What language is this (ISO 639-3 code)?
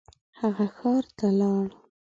pus